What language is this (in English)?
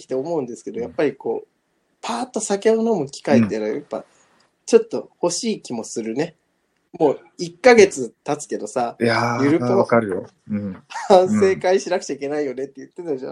Japanese